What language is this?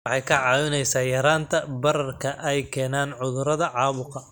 Somali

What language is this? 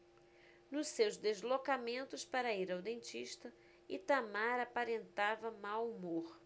Portuguese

